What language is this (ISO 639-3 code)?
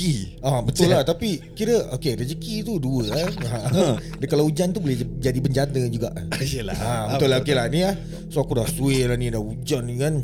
msa